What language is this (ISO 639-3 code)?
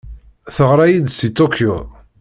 kab